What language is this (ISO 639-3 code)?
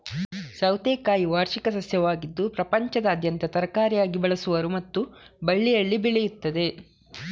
kan